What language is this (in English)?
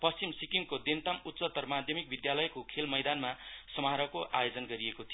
Nepali